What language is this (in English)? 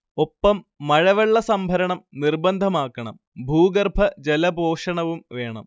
Malayalam